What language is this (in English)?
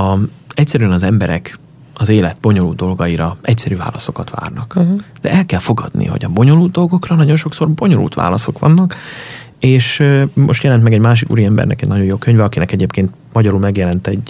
Hungarian